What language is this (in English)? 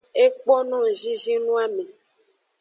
Aja (Benin)